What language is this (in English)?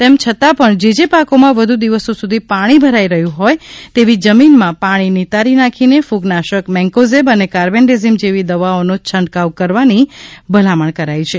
Gujarati